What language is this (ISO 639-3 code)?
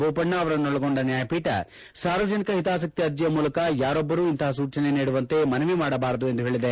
kan